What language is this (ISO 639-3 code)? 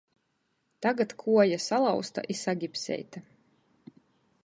ltg